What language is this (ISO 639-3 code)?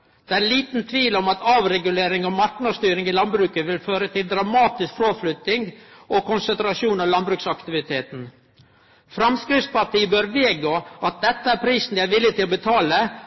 nno